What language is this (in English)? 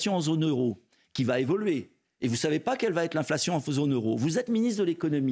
French